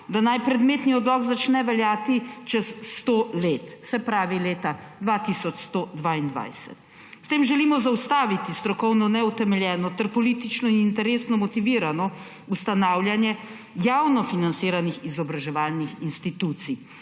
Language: Slovenian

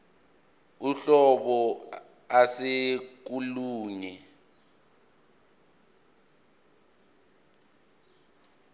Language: Zulu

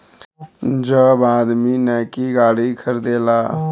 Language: Bhojpuri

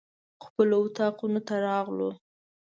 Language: Pashto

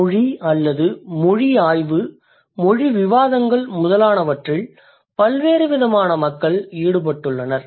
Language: Tamil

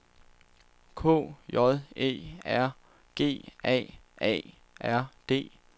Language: Danish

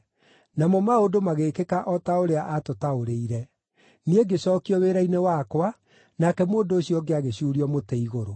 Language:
Kikuyu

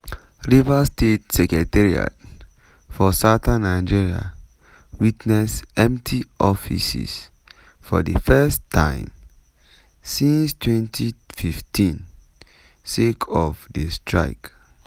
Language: Nigerian Pidgin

